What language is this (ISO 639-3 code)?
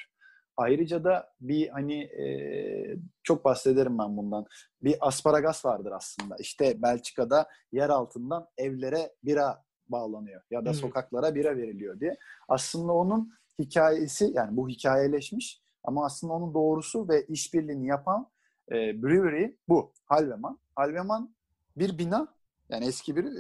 tur